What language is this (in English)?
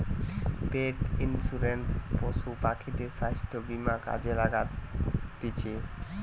Bangla